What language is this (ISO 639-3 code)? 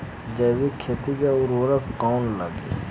bho